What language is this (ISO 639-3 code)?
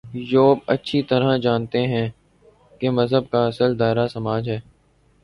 urd